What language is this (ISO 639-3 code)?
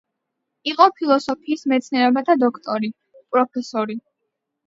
kat